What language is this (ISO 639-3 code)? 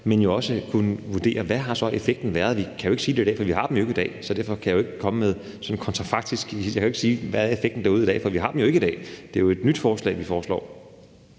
dan